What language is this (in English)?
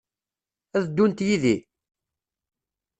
Kabyle